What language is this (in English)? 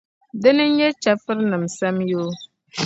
Dagbani